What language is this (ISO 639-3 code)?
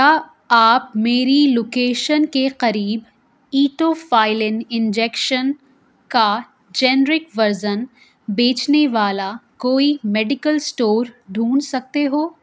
urd